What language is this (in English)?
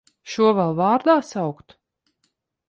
Latvian